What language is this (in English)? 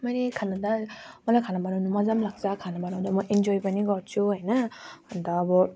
Nepali